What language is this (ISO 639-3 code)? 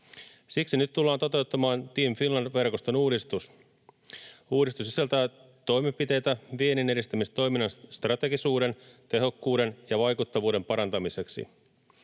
fin